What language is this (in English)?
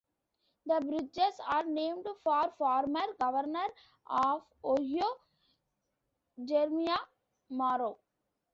English